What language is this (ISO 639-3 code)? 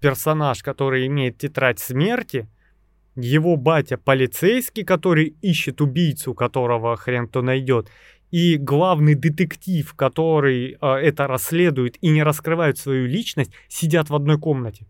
rus